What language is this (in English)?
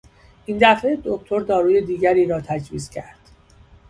Persian